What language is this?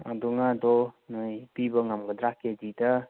Manipuri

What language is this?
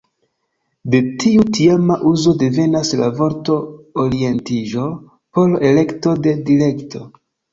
Esperanto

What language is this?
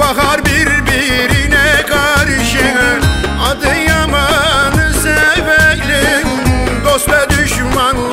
Turkish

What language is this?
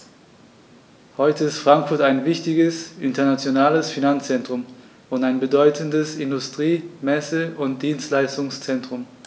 German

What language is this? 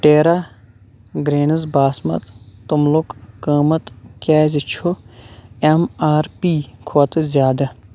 Kashmiri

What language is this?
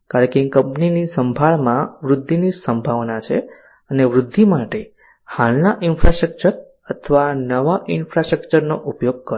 Gujarati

